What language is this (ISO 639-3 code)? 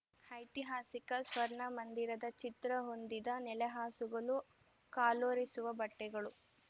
kan